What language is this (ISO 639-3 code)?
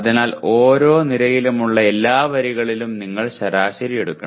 mal